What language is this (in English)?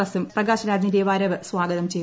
Malayalam